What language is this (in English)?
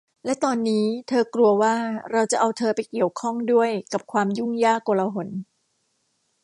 Thai